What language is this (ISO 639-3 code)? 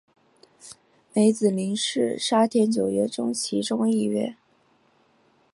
zho